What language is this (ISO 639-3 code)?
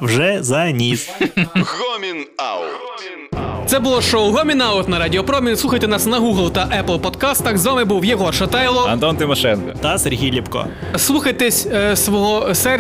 ukr